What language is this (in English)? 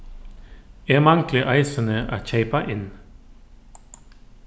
Faroese